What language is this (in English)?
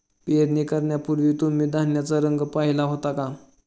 Marathi